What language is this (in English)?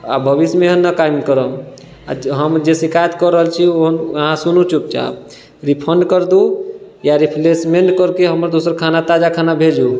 Maithili